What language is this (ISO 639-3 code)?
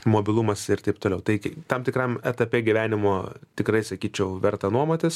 lit